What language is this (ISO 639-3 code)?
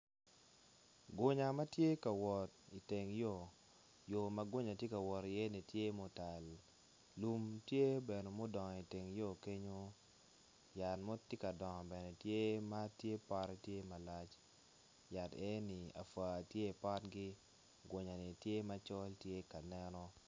ach